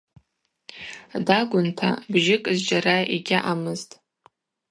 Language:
Abaza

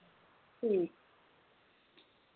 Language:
Dogri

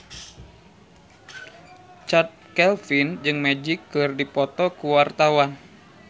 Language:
Sundanese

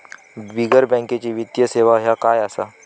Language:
Marathi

